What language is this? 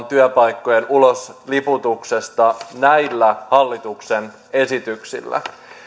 Finnish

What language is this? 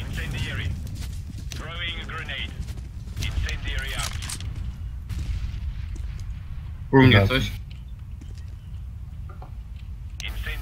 Polish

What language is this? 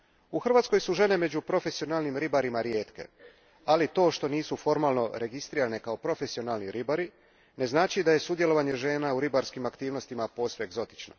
Croatian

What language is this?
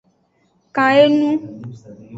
Aja (Benin)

